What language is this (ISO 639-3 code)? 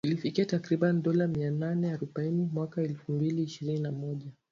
swa